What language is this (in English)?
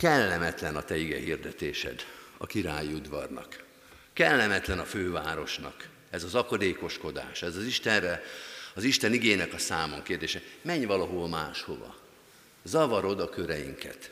Hungarian